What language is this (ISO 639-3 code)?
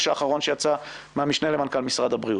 heb